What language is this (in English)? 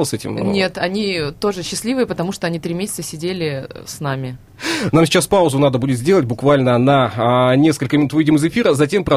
Russian